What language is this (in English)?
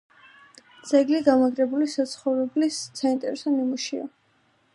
Georgian